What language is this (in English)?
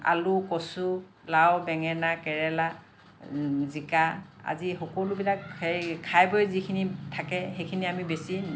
Assamese